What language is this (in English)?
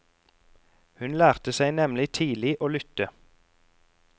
Norwegian